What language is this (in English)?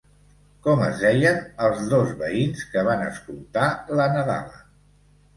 Catalan